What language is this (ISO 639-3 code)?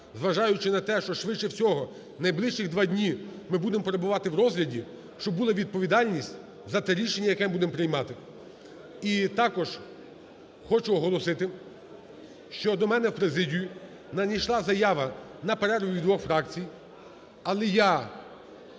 ukr